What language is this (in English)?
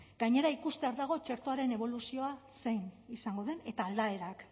Basque